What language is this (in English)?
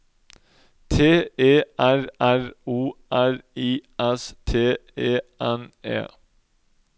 Norwegian